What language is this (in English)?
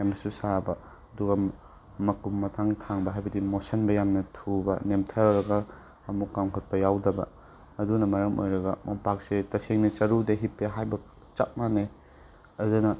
Manipuri